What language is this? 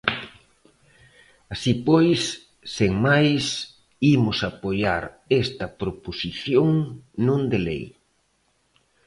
Galician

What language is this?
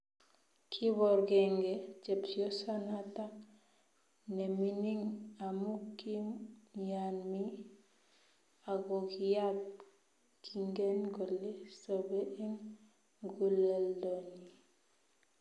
Kalenjin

